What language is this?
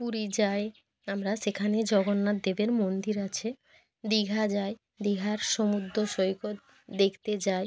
Bangla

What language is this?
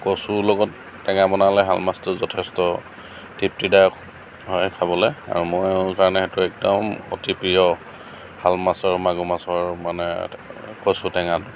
Assamese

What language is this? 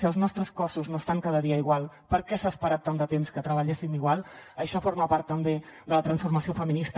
Catalan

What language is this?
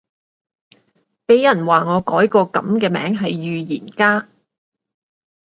Cantonese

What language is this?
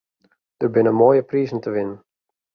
Western Frisian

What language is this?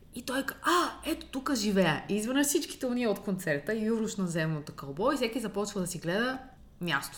Bulgarian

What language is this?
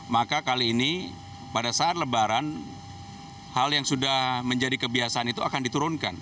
Indonesian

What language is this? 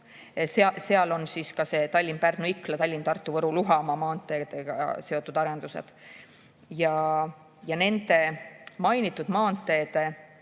Estonian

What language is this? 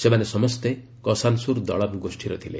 Odia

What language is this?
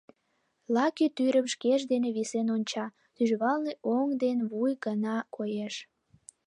Mari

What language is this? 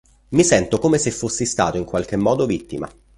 Italian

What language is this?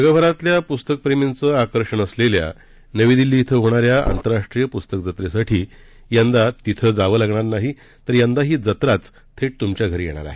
Marathi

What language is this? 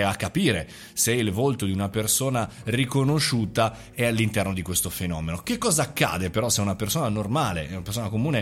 Italian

